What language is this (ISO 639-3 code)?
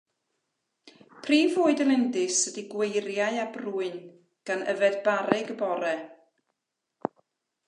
cym